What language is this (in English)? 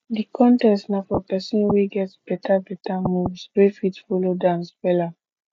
Nigerian Pidgin